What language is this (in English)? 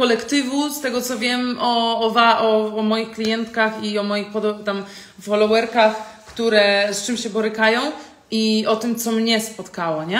Polish